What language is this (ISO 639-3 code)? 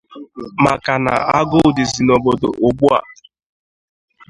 ibo